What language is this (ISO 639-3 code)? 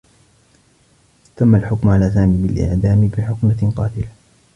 ara